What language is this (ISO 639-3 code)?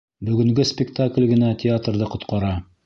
bak